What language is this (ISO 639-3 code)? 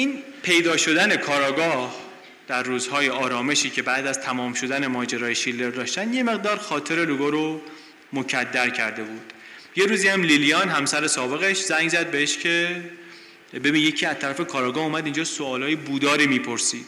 fas